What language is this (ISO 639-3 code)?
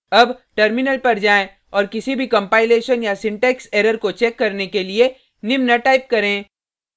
hin